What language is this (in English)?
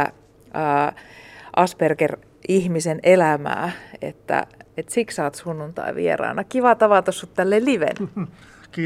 Finnish